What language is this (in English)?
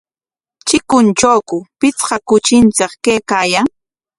Corongo Ancash Quechua